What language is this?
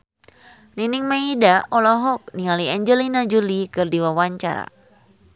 Sundanese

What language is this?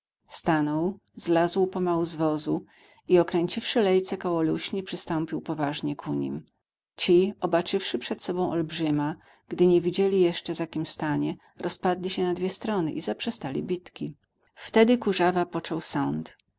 Polish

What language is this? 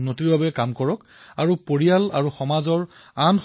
Assamese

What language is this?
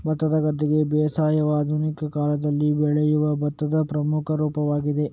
Kannada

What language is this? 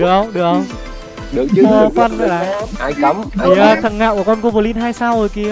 Vietnamese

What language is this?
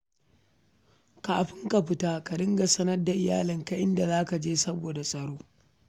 Hausa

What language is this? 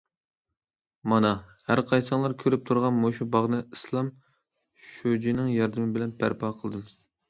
Uyghur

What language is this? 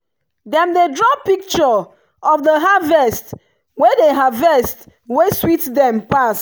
Nigerian Pidgin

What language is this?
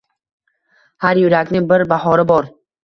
Uzbek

